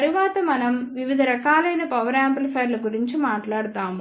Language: Telugu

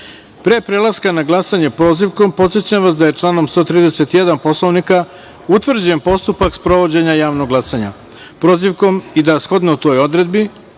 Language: Serbian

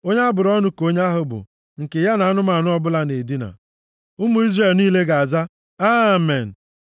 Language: Igbo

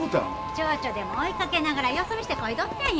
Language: Japanese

